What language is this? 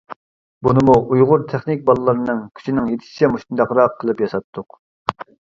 Uyghur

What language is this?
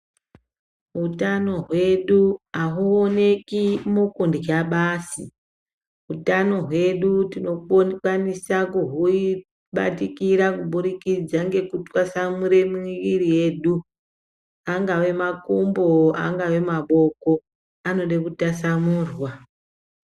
Ndau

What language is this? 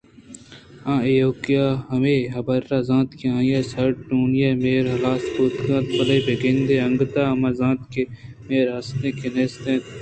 Eastern Balochi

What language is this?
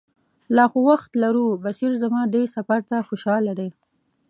Pashto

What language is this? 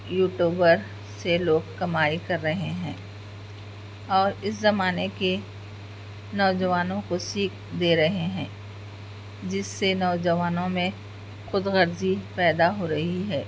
Urdu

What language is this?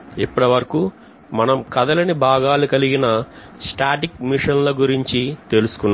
Telugu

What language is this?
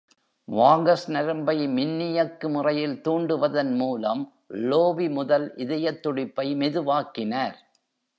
Tamil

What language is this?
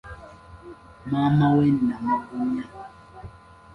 Ganda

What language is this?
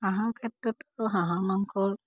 Assamese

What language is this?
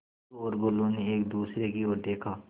Hindi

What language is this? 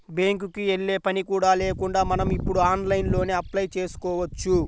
Telugu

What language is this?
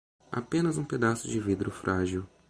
Portuguese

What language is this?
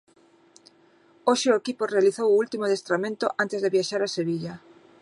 Galician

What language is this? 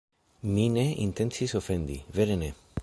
Esperanto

